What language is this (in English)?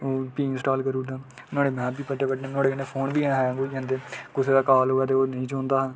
Dogri